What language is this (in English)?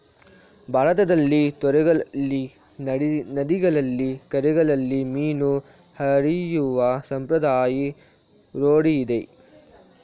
Kannada